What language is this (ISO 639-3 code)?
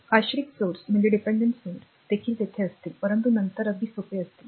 mar